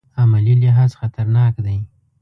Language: Pashto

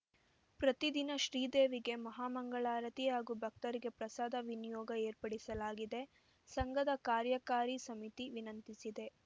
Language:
Kannada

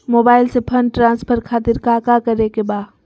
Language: Magahi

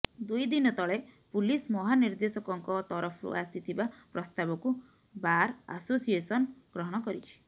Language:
Odia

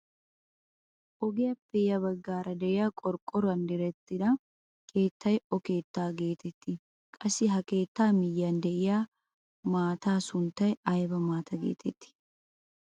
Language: Wolaytta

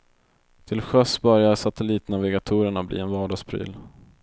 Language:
Swedish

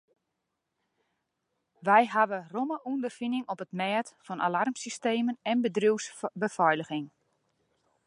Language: Western Frisian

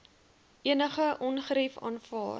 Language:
Afrikaans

